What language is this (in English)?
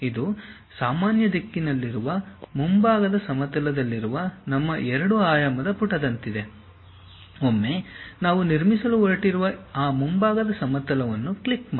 Kannada